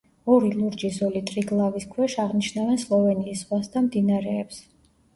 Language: Georgian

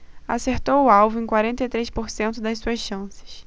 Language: Portuguese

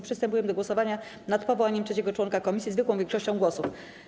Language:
Polish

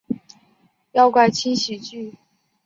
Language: Chinese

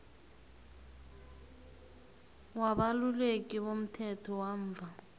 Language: South Ndebele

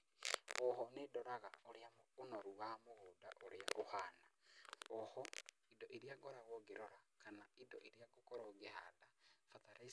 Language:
Kikuyu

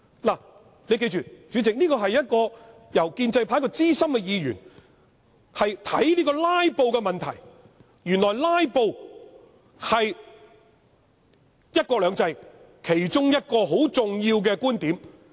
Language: Cantonese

